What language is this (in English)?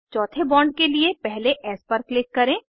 Hindi